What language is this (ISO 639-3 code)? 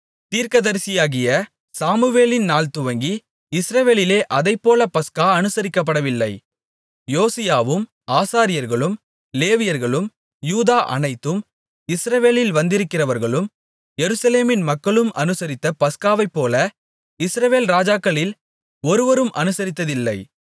tam